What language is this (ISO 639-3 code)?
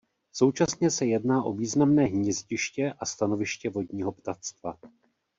ces